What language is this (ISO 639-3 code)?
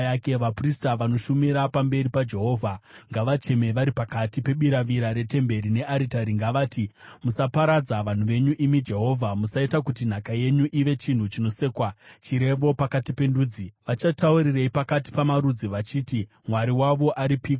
sna